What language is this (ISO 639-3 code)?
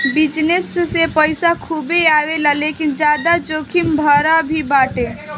bho